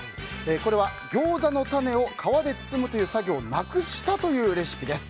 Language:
Japanese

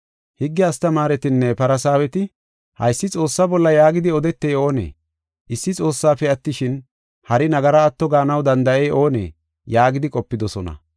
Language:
Gofa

